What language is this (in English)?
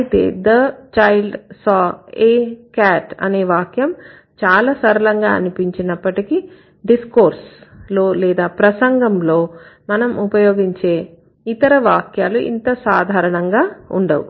Telugu